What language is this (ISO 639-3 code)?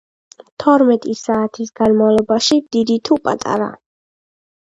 kat